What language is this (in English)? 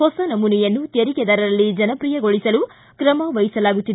Kannada